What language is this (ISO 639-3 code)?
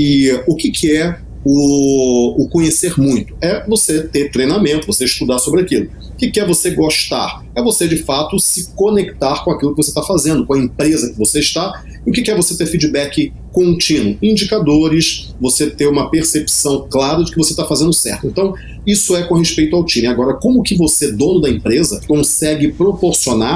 por